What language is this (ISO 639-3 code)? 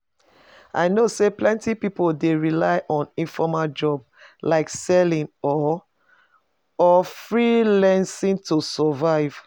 pcm